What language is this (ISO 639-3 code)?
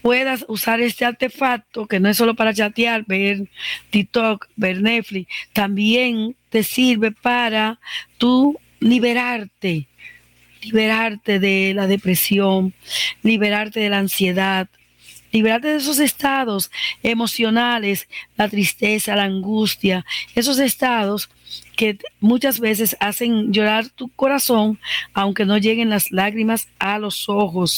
spa